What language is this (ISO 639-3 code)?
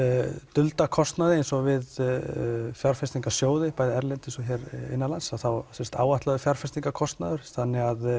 isl